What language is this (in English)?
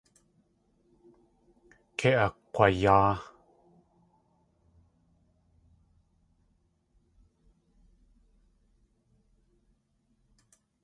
Tlingit